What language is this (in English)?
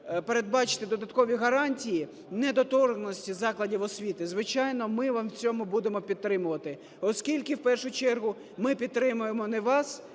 Ukrainian